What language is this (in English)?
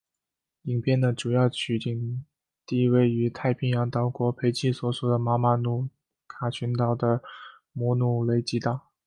Chinese